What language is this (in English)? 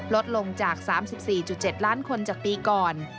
Thai